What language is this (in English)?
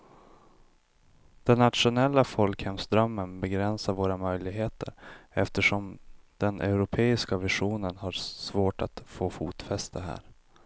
Swedish